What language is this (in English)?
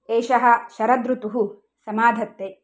Sanskrit